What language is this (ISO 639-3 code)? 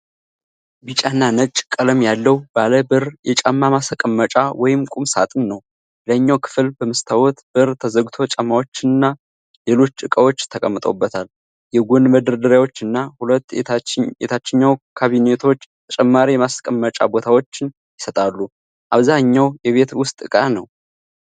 amh